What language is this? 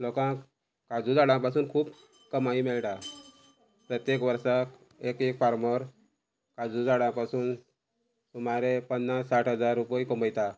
Konkani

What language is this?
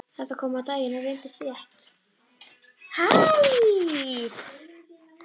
Icelandic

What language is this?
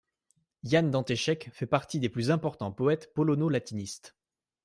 French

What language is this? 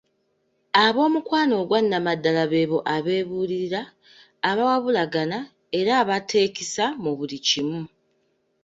Ganda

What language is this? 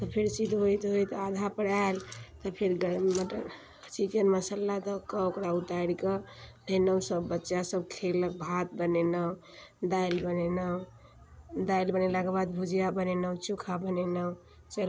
Maithili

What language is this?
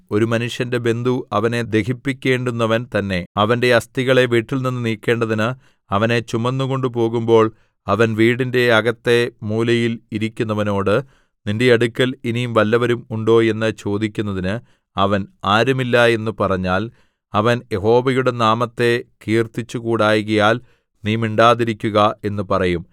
Malayalam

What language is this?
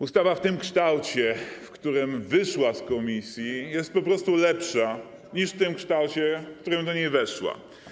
Polish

